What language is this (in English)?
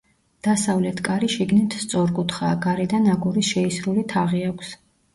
Georgian